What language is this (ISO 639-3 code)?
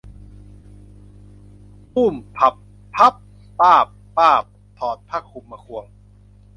tha